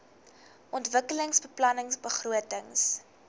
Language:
Afrikaans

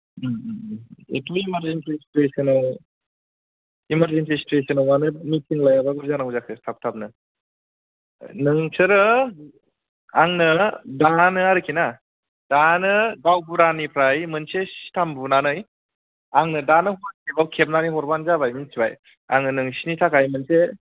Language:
Bodo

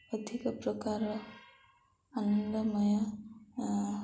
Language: Odia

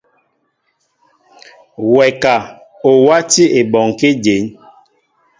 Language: Mbo (Cameroon)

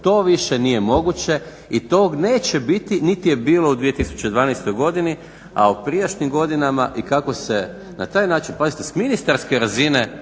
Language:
Croatian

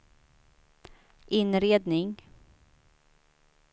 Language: Swedish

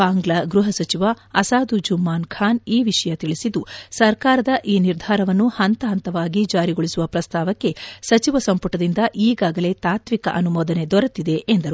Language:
Kannada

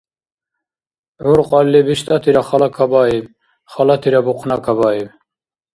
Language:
Dargwa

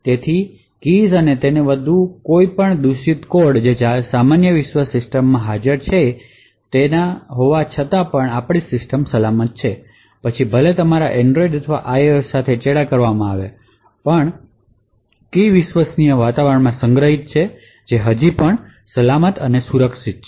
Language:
Gujarati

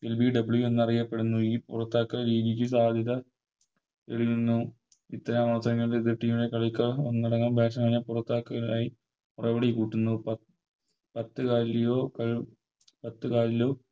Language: Malayalam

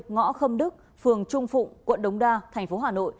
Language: Vietnamese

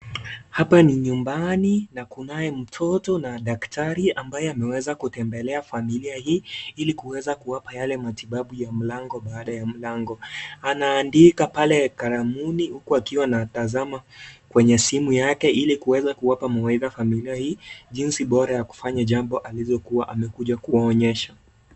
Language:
Swahili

